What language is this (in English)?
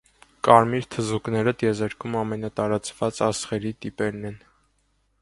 Armenian